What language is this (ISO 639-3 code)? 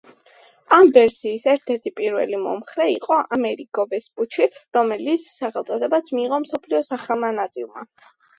kat